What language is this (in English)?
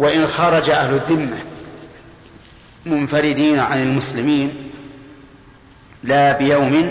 Arabic